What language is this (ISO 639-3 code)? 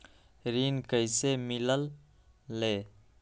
mag